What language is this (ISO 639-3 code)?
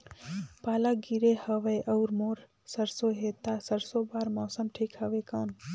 hne